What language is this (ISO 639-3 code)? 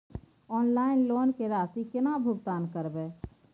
mai